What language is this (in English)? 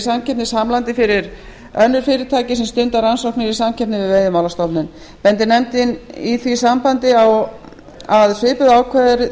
Icelandic